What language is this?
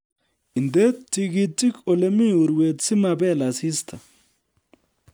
Kalenjin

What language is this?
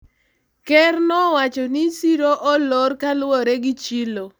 Luo (Kenya and Tanzania)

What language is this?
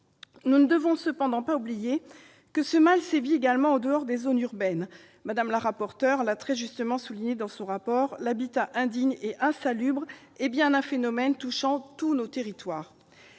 French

